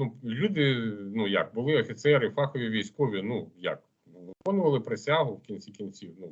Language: Ukrainian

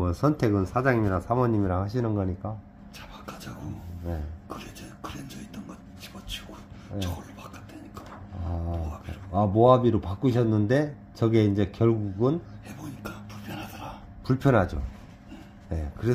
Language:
Korean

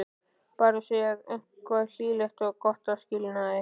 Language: Icelandic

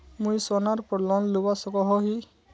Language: Magahi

